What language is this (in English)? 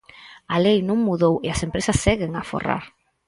Galician